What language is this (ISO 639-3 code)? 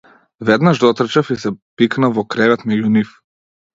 mkd